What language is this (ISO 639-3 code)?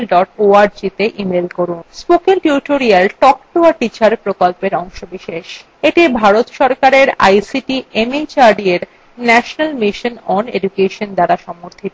ben